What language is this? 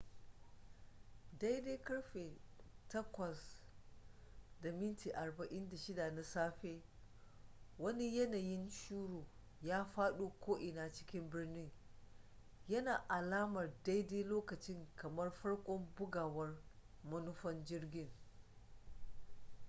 Hausa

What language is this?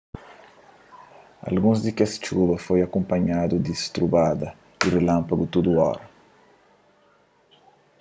Kabuverdianu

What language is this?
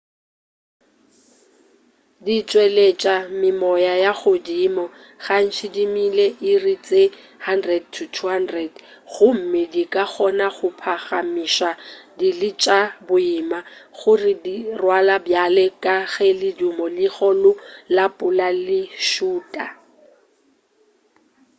Northern Sotho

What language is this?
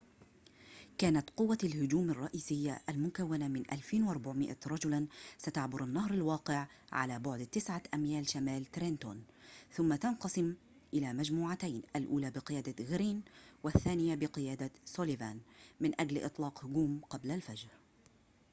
Arabic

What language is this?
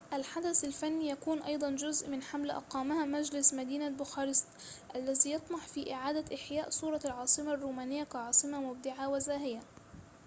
Arabic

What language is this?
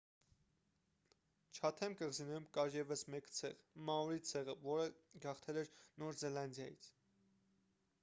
Armenian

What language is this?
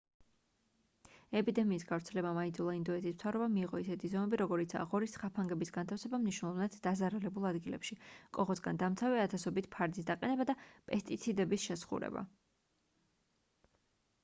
Georgian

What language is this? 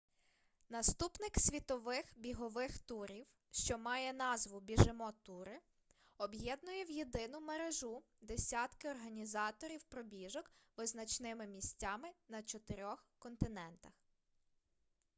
Ukrainian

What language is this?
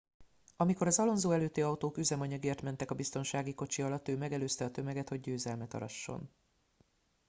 Hungarian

